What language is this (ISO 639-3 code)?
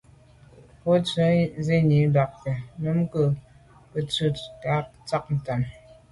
byv